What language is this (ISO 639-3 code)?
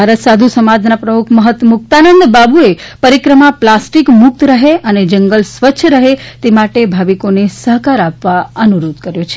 guj